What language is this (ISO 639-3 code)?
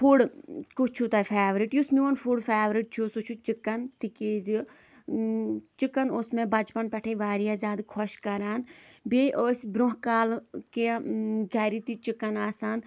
kas